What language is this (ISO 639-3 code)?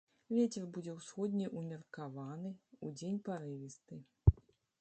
bel